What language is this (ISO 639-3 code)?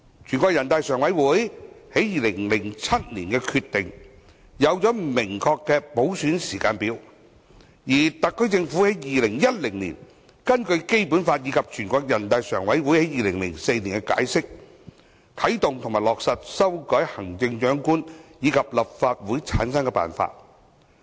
yue